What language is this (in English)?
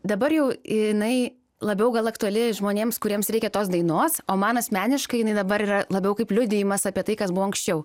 Lithuanian